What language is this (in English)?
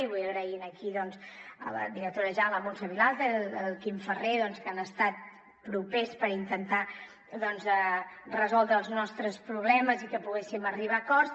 Catalan